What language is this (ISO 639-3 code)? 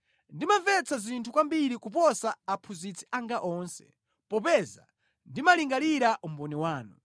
nya